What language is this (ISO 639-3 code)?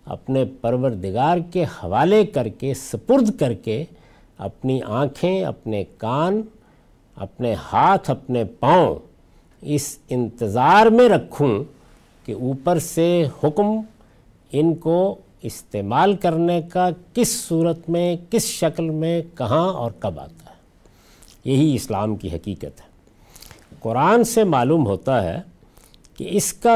urd